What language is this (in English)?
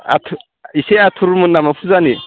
Bodo